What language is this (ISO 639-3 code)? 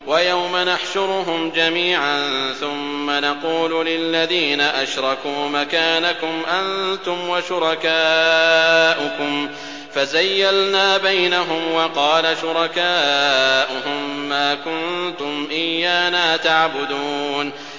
ara